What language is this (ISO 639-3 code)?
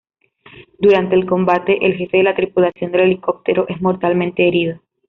spa